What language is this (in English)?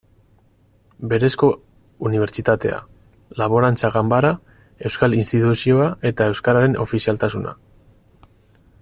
Basque